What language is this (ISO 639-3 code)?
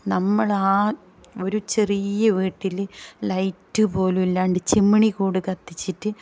mal